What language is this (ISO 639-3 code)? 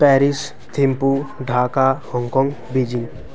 nep